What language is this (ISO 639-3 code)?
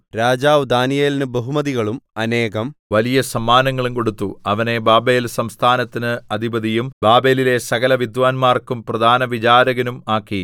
mal